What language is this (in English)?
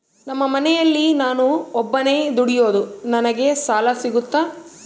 Kannada